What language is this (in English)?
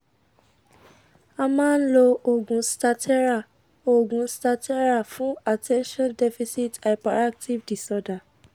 Yoruba